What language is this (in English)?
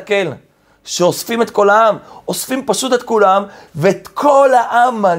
Hebrew